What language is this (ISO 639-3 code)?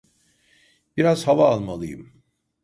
tur